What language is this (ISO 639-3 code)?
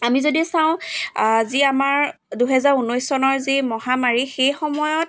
asm